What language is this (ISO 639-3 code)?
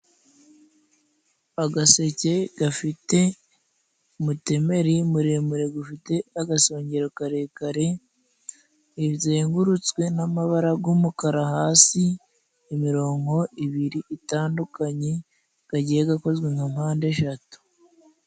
kin